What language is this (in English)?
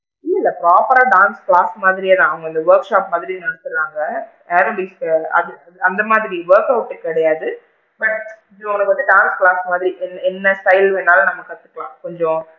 Tamil